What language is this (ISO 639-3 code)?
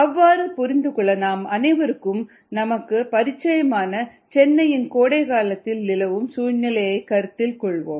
tam